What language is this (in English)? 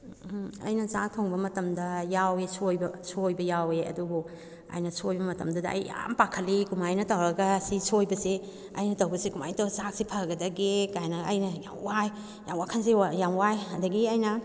Manipuri